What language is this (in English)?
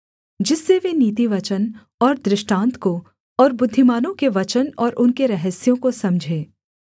Hindi